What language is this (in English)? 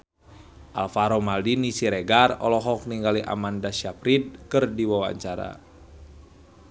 Sundanese